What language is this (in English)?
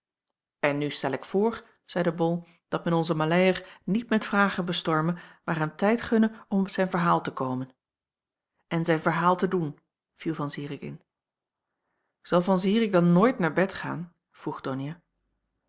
Dutch